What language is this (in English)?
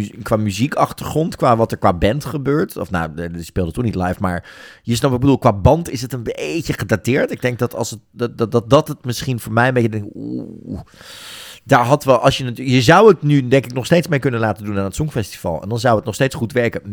Dutch